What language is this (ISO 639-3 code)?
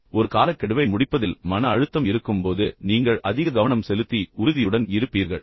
tam